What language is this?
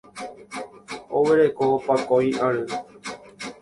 Guarani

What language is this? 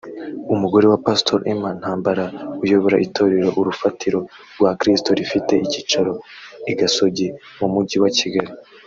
Kinyarwanda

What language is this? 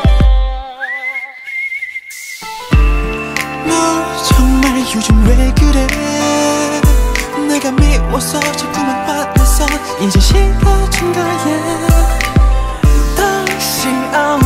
Korean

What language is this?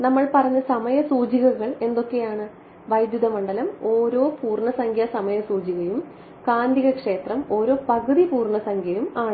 Malayalam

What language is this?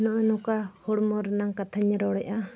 Santali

